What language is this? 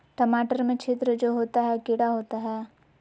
Magahi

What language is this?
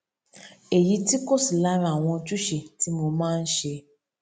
Yoruba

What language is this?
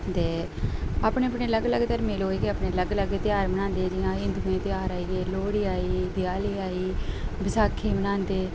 Dogri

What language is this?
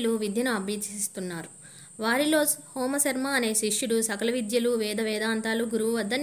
Telugu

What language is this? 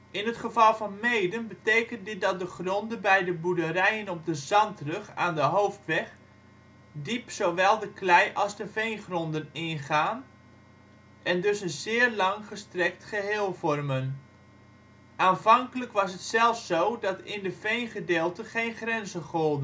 Dutch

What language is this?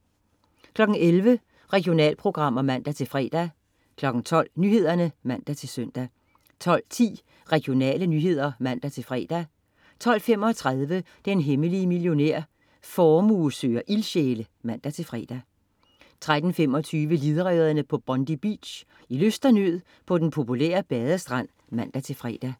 Danish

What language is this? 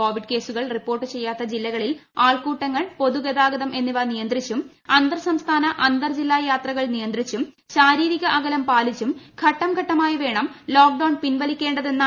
Malayalam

